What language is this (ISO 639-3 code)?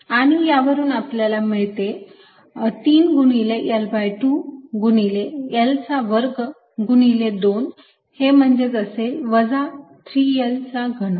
mar